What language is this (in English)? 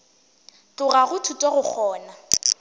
Northern Sotho